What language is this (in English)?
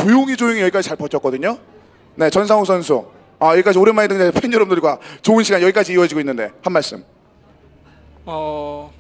Korean